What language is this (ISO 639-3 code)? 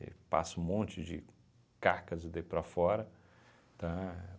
por